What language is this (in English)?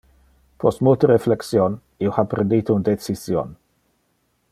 Interlingua